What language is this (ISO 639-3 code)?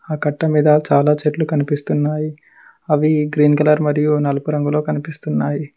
tel